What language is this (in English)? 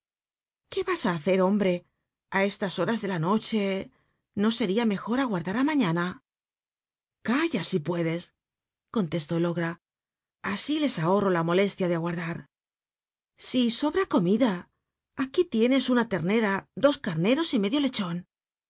Spanish